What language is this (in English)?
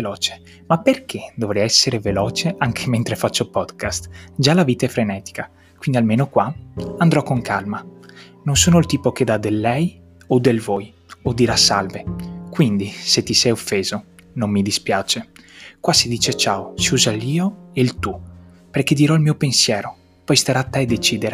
Italian